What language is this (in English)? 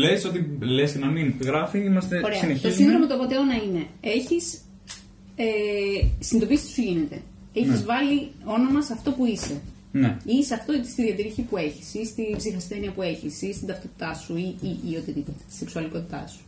Greek